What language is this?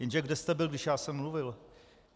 Czech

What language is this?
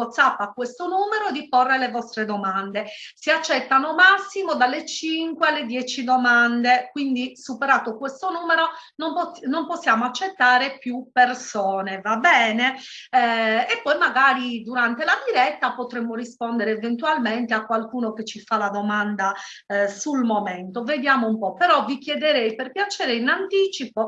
Italian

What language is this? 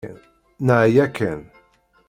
Kabyle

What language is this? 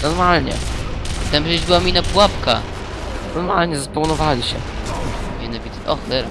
Polish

